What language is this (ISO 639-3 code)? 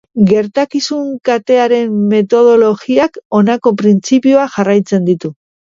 eus